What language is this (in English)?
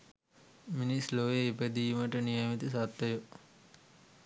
Sinhala